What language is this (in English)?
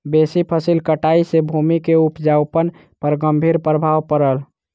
Maithili